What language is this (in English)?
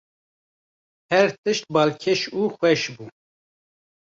Kurdish